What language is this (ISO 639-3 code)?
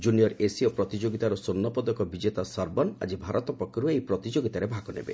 ori